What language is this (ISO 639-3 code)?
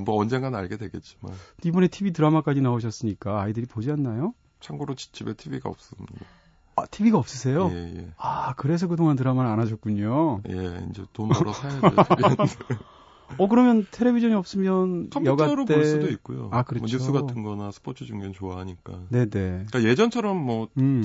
kor